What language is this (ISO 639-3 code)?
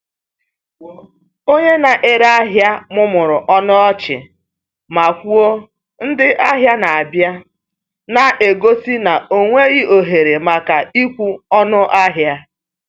ibo